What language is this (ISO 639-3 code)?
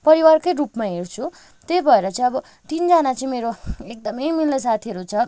nep